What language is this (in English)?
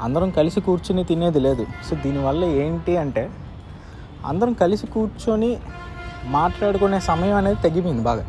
Telugu